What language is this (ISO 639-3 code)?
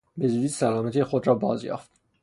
fas